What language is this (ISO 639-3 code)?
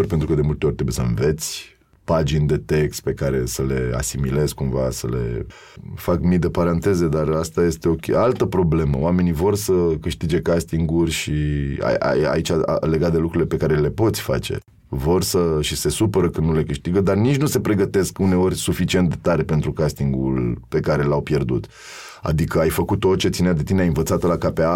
ron